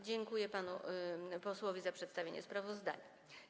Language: Polish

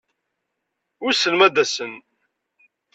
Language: Kabyle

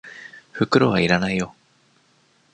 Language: Japanese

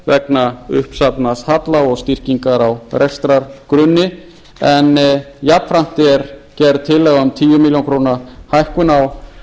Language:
Icelandic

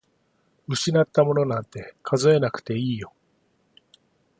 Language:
Japanese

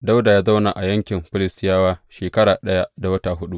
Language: Hausa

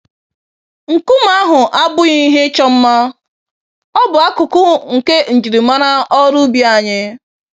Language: Igbo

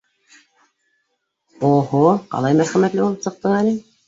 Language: Bashkir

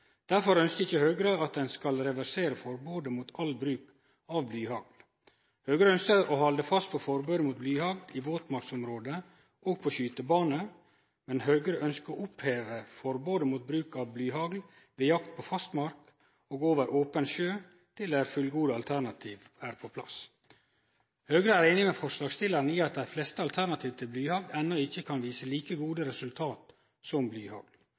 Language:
Norwegian Nynorsk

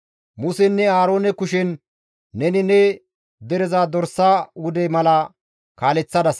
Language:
Gamo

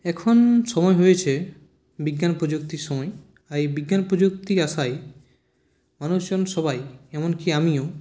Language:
Bangla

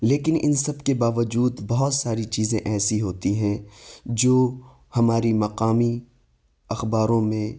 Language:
Urdu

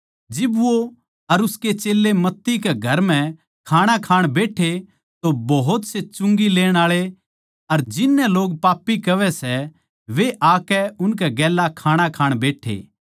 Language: Haryanvi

